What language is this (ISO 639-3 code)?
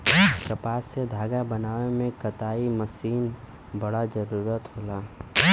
bho